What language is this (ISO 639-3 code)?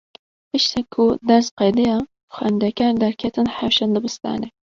kur